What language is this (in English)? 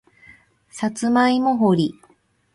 Japanese